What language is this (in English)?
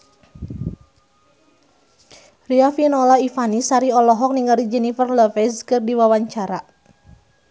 Sundanese